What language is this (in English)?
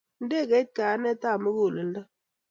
Kalenjin